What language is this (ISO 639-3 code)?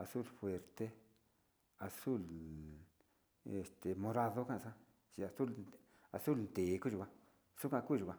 xti